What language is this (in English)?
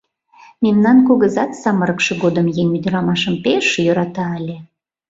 Mari